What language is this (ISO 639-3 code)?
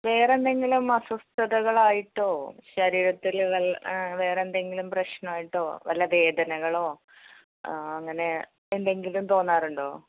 mal